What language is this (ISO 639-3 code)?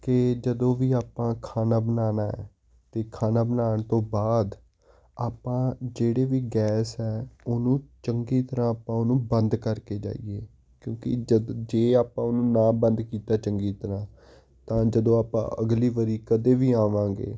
pan